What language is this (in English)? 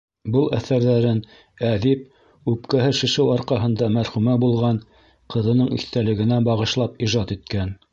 Bashkir